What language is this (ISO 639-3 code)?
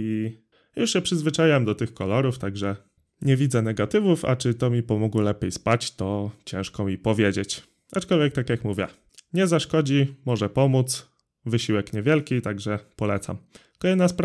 pol